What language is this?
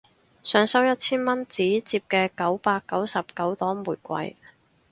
Cantonese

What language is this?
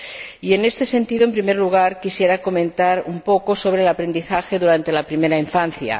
Spanish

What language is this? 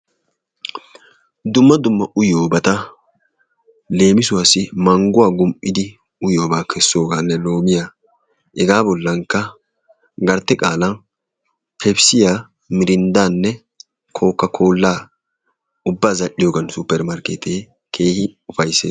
Wolaytta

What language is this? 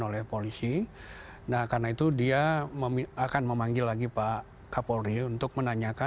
Indonesian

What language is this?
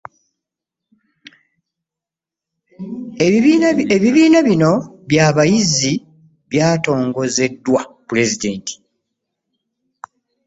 Ganda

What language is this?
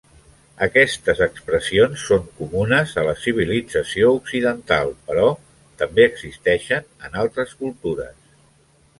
Catalan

